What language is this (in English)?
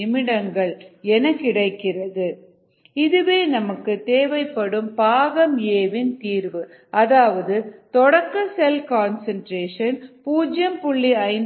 Tamil